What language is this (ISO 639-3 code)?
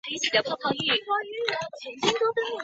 zho